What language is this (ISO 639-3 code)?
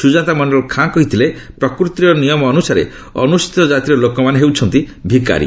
ori